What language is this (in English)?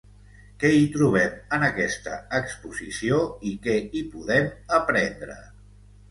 Catalan